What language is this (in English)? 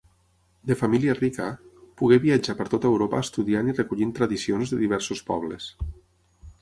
Catalan